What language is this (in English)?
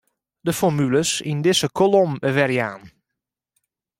Western Frisian